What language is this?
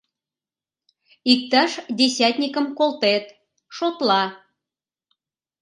Mari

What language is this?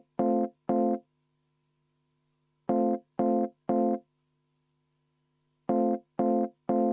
Estonian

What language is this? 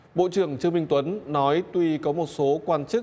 Vietnamese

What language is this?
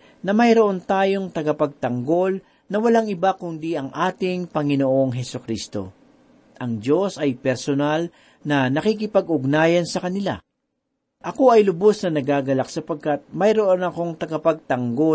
Filipino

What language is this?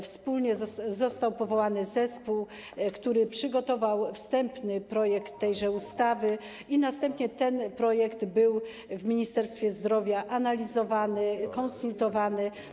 Polish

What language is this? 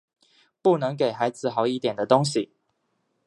Chinese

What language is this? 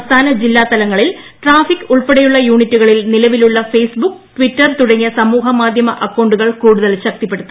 Malayalam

